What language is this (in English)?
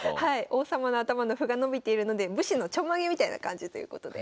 Japanese